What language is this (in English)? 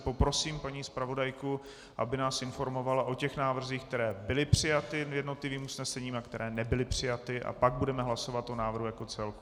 Czech